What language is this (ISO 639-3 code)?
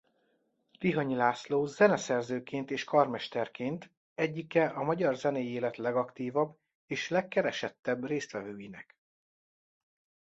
hun